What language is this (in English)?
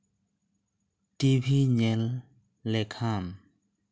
Santali